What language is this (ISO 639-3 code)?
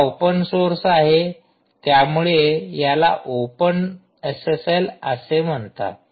mar